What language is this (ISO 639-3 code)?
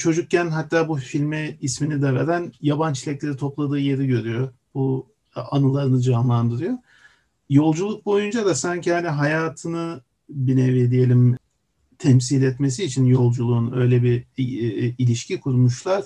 tur